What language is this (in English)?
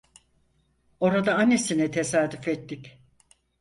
Turkish